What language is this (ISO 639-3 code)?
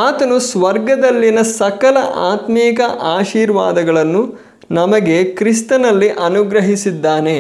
kan